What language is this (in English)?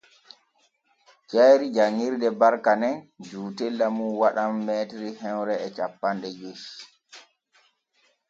Borgu Fulfulde